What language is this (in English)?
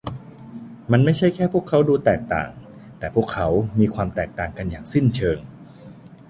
Thai